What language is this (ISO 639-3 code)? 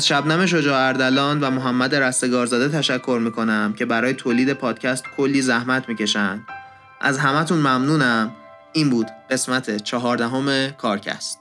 fas